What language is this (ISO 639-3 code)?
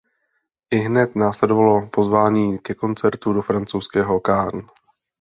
ces